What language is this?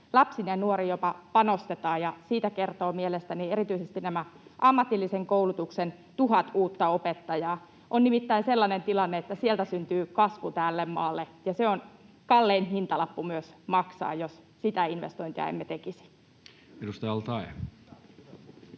Finnish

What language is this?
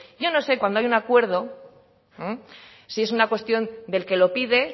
Spanish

